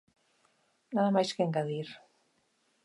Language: Galician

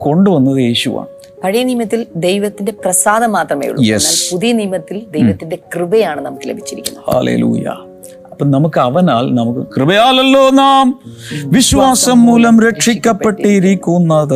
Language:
Malayalam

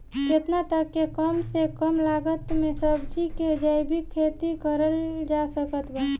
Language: Bhojpuri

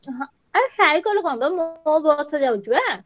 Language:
Odia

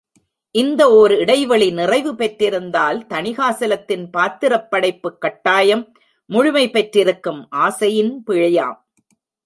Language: Tamil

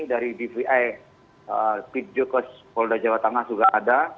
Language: Indonesian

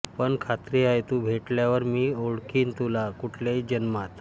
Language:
Marathi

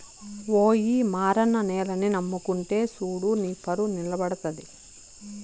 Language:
Telugu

